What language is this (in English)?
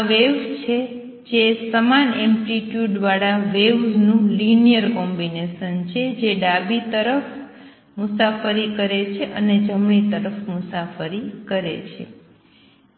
Gujarati